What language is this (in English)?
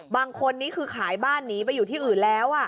Thai